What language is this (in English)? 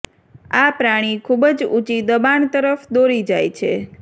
Gujarati